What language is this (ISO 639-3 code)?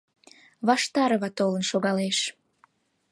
chm